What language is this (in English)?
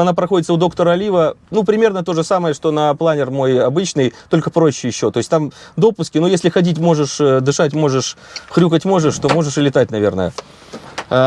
Russian